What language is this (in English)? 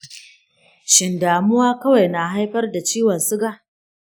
Hausa